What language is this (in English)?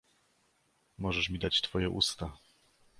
Polish